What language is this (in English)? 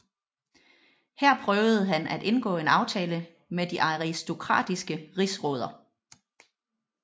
Danish